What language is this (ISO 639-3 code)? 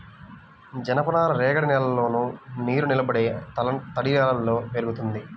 tel